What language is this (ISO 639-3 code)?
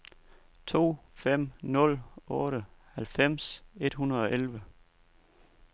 dan